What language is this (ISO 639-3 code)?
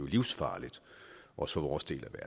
dan